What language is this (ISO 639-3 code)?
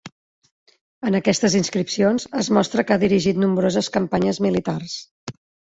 cat